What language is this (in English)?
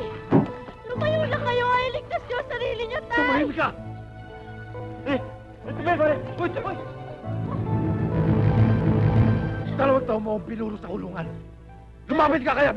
Arabic